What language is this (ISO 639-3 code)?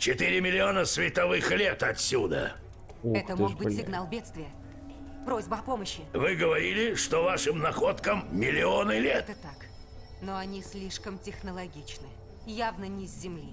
rus